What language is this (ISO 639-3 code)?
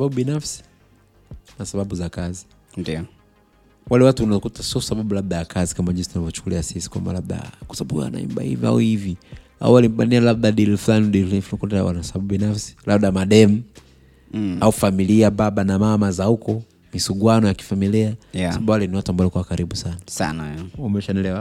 swa